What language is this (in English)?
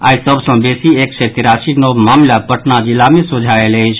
Maithili